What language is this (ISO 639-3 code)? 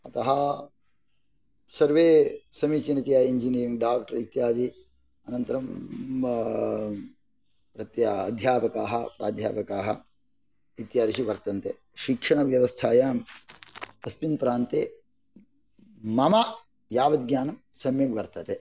san